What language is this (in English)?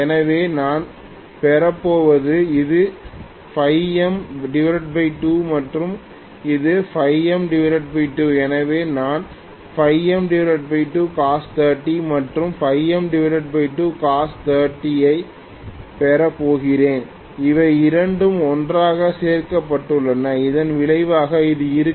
Tamil